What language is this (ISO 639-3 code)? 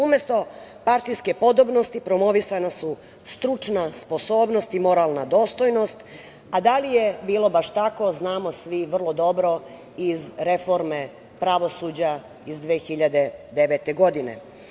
srp